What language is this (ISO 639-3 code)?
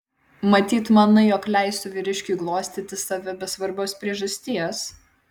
lit